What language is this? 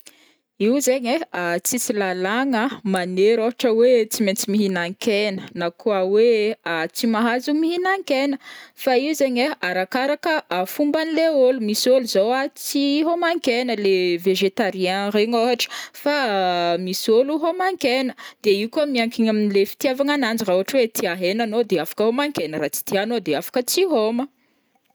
Northern Betsimisaraka Malagasy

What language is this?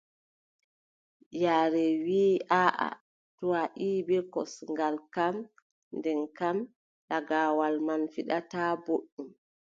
Adamawa Fulfulde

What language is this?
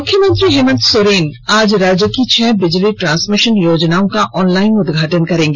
Hindi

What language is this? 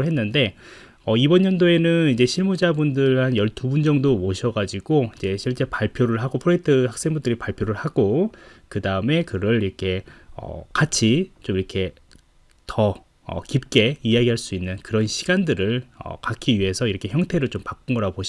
Korean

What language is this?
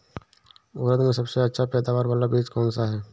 Hindi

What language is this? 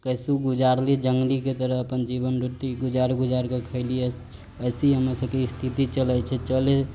Maithili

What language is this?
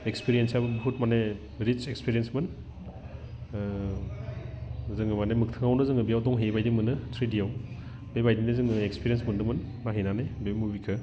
Bodo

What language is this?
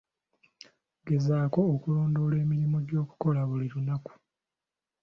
Ganda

